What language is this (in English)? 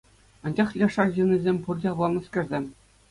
Chuvash